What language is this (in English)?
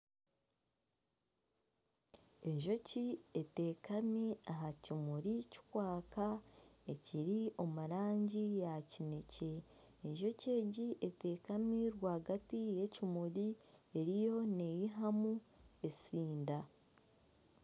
Nyankole